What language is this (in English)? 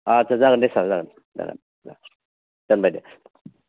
Bodo